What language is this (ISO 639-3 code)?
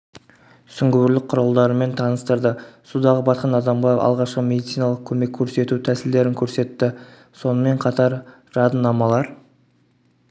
kaz